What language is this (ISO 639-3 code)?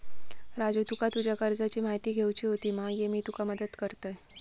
mar